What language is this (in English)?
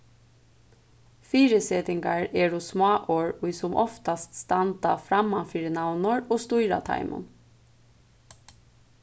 Faroese